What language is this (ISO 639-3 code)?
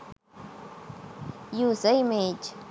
sin